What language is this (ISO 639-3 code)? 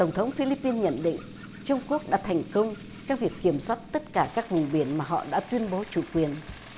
vie